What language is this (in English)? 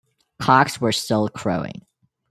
English